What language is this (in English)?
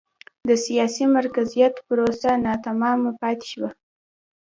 Pashto